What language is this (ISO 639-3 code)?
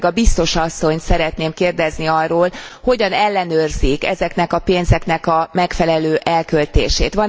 hun